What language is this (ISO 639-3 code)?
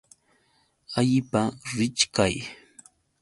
qux